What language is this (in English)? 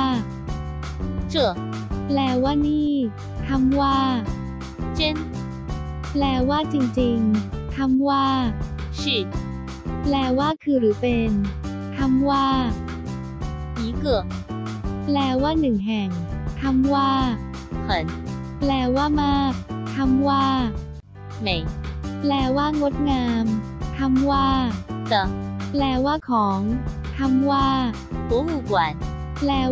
Thai